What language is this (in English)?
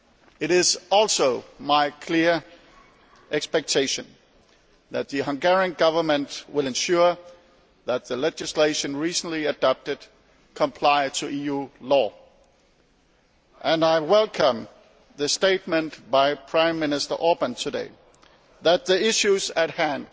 English